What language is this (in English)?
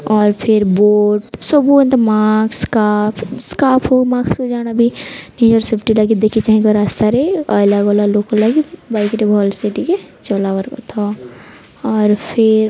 Odia